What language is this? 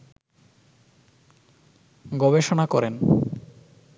Bangla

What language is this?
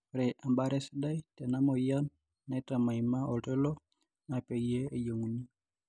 Masai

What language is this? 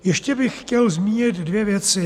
Czech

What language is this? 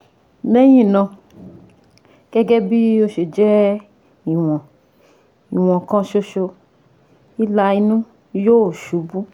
Yoruba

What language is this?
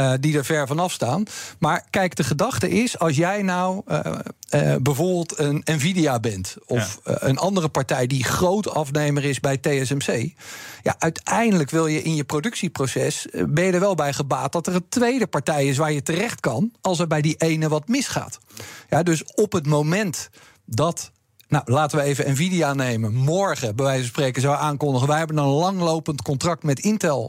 Dutch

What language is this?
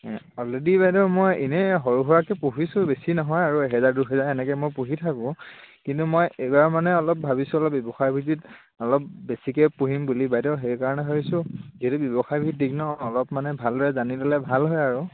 Assamese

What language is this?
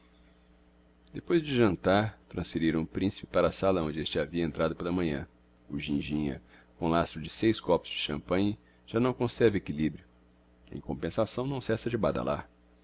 Portuguese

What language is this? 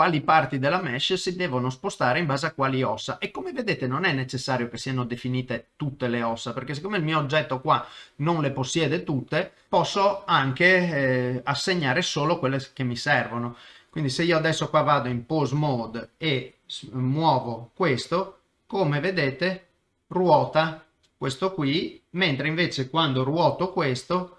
Italian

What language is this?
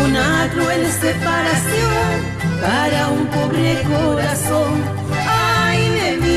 Spanish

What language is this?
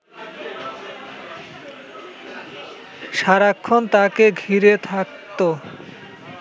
Bangla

